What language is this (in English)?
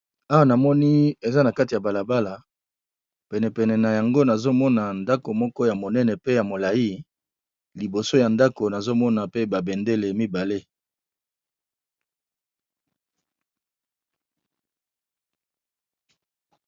Lingala